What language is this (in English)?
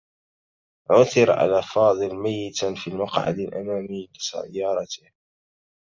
Arabic